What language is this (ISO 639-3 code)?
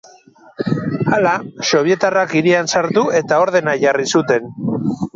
eus